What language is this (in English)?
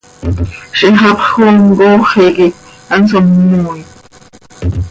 Seri